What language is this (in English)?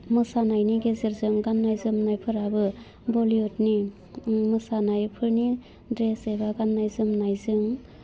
Bodo